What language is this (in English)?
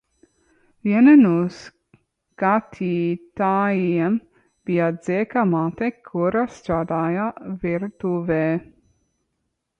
Latvian